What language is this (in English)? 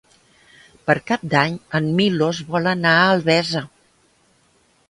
Catalan